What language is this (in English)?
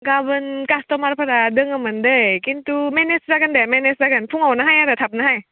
Bodo